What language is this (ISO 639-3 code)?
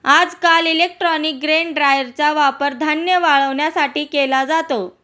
mar